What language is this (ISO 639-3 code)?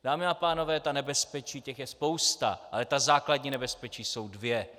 ces